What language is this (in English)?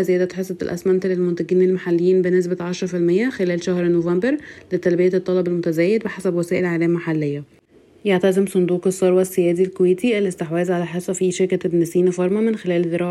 Arabic